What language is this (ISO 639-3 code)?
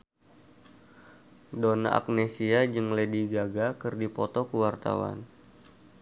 sun